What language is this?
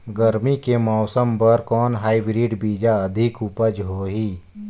Chhattisgarhi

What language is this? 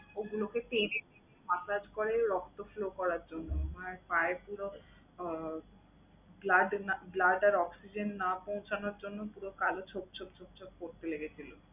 Bangla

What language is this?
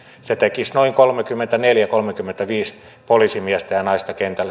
Finnish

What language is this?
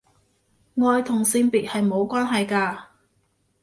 Cantonese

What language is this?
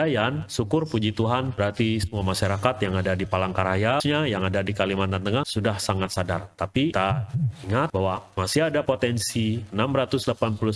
Indonesian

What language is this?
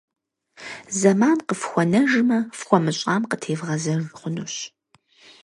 Kabardian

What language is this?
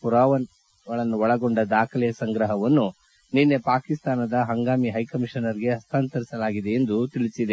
Kannada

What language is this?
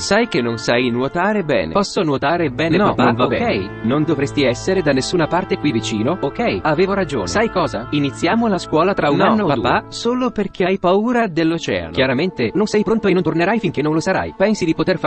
Italian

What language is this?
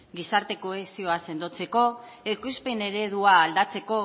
Basque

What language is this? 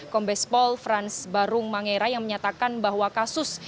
Indonesian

